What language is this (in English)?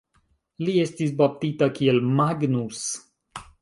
Esperanto